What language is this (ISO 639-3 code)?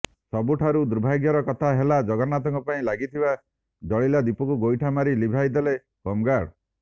ori